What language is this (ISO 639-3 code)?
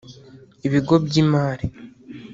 kin